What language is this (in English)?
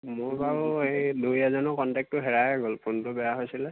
Assamese